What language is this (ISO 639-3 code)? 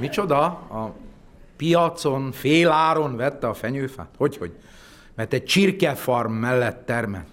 hun